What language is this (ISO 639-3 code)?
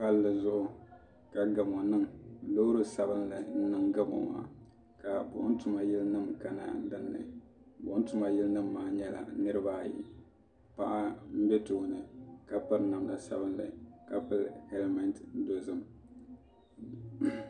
dag